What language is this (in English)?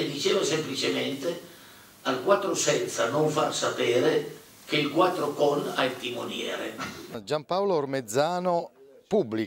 Italian